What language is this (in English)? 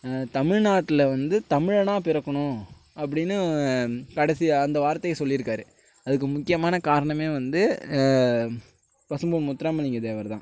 Tamil